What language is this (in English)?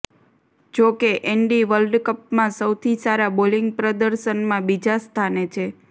Gujarati